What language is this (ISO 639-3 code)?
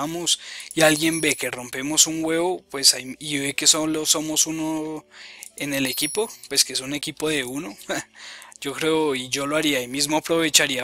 spa